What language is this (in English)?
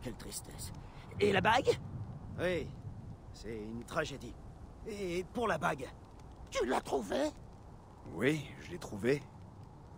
French